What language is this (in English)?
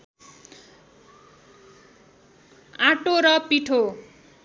Nepali